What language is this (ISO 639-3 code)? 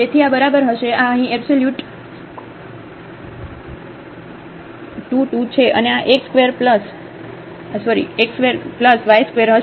guj